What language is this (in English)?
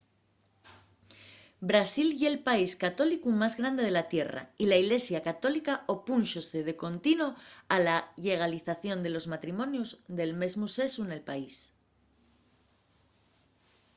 Asturian